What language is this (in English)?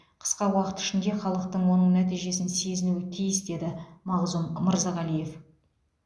Kazakh